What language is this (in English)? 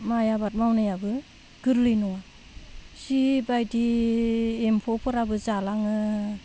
Bodo